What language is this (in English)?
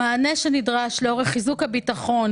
Hebrew